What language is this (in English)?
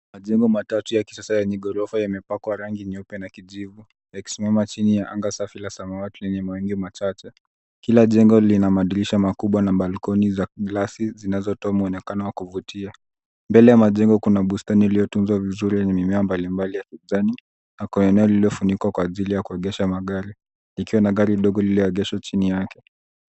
Swahili